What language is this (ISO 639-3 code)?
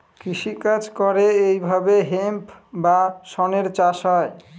ben